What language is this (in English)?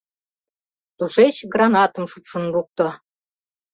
Mari